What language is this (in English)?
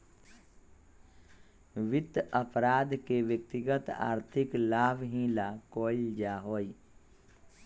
Magahi